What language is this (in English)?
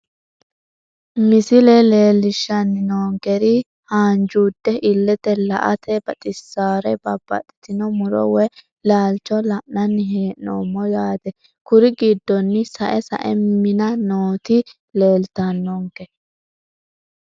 Sidamo